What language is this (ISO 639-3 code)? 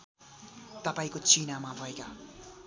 nep